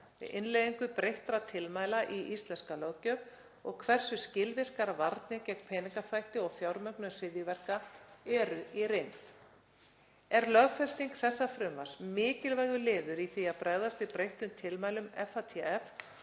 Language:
Icelandic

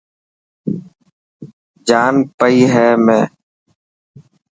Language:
Dhatki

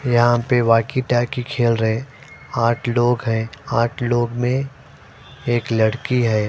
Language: Hindi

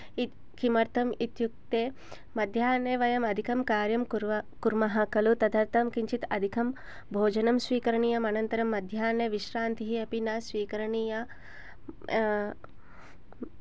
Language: Sanskrit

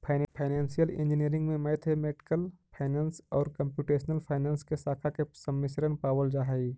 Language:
Magahi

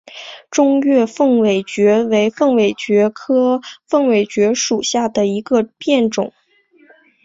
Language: Chinese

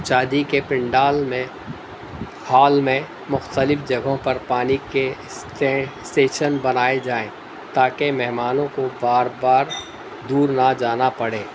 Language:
Urdu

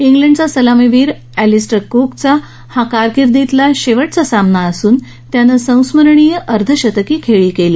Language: Marathi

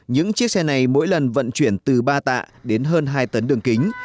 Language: Vietnamese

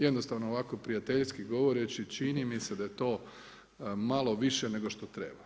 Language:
Croatian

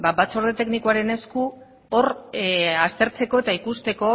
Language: Basque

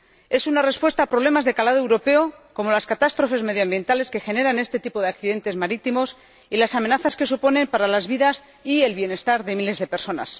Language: Spanish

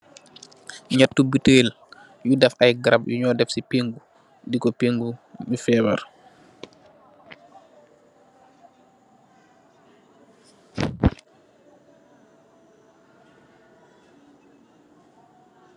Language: Wolof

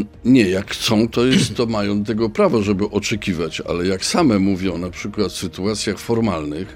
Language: Polish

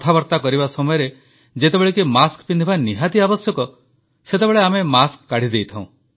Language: Odia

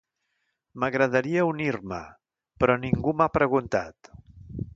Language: Catalan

